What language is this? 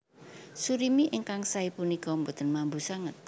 Javanese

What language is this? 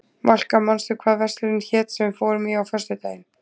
Icelandic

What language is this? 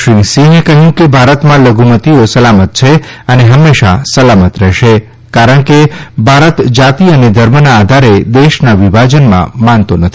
Gujarati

